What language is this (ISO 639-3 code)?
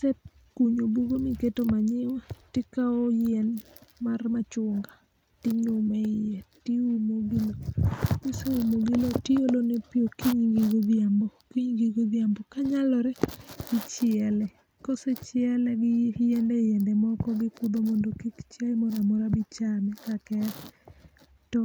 luo